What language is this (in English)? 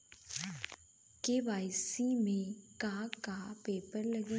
Bhojpuri